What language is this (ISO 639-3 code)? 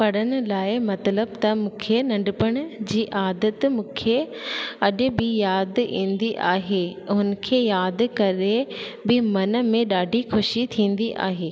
snd